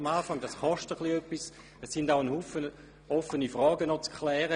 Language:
Swiss German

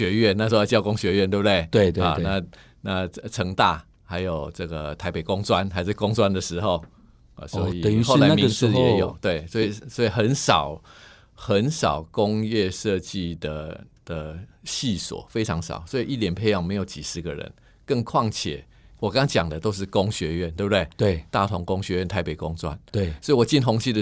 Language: Chinese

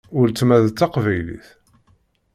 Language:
Kabyle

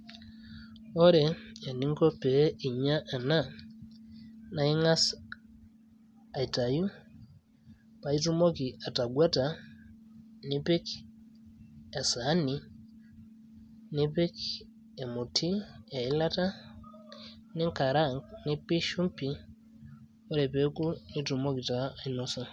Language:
Masai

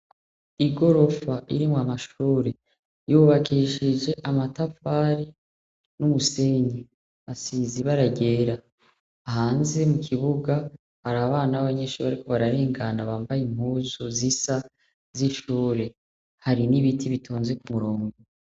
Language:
Rundi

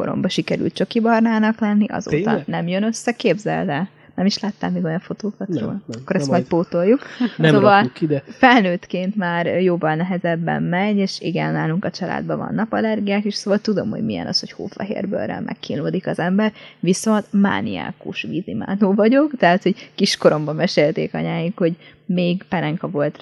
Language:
Hungarian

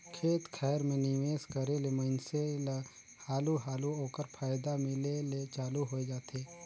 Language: Chhattisgarhi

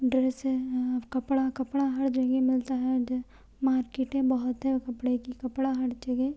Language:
Urdu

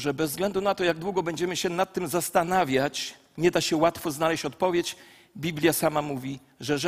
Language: Polish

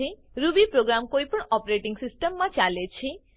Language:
Gujarati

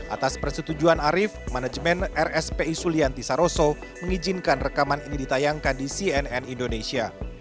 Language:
Indonesian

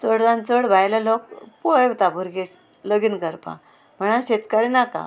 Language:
Konkani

